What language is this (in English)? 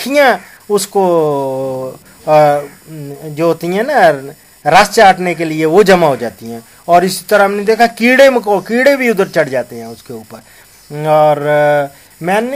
Arabic